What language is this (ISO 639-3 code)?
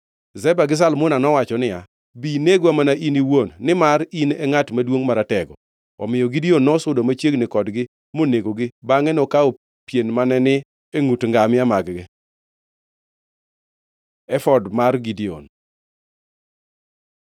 luo